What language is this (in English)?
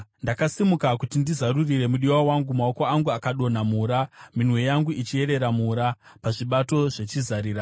Shona